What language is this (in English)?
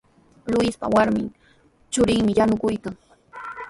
Sihuas Ancash Quechua